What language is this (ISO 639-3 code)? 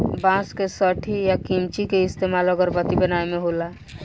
bho